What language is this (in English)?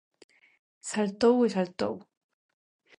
Galician